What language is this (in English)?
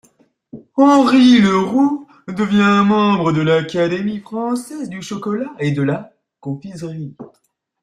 French